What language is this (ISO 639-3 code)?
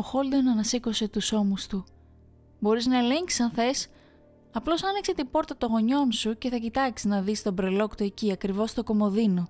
ell